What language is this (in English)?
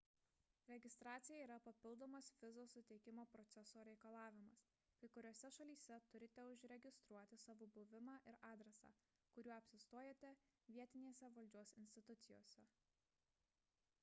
Lithuanian